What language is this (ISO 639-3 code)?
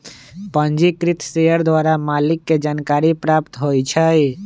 mag